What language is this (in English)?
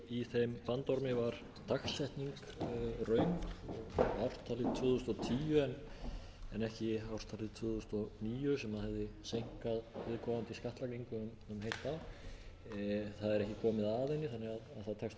Icelandic